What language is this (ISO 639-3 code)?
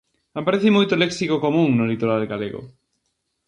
glg